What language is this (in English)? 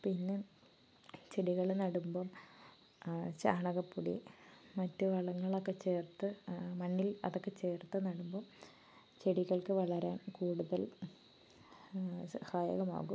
Malayalam